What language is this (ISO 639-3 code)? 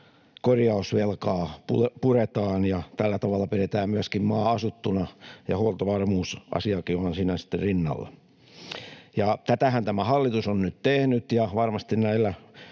fin